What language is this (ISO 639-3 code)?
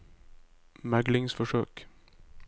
nor